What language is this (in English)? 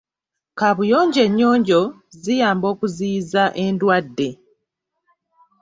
Ganda